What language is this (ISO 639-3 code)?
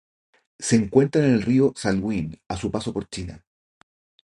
spa